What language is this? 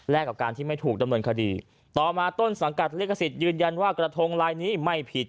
Thai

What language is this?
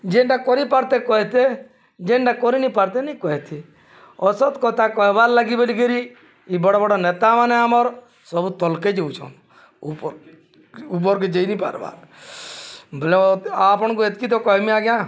Odia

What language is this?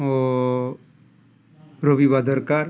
Odia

